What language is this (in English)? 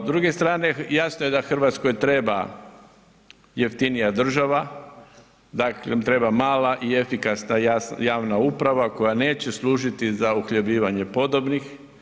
Croatian